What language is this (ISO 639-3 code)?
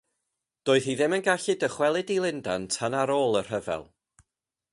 cym